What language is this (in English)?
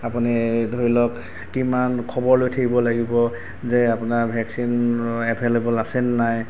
Assamese